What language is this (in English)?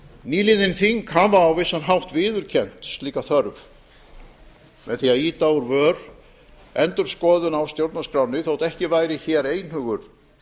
Icelandic